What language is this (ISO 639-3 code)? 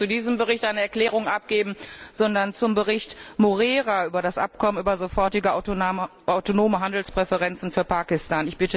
deu